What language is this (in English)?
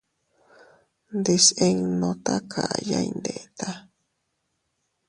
Teutila Cuicatec